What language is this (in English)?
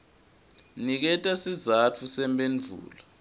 Swati